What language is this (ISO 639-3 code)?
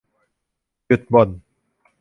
tha